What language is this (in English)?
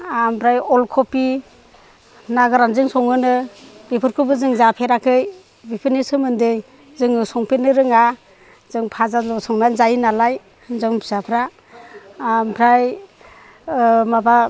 Bodo